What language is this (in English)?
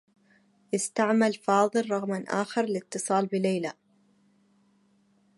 Arabic